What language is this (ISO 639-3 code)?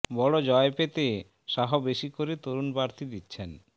ben